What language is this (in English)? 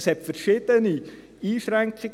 Swiss German